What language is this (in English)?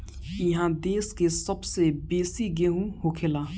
Bhojpuri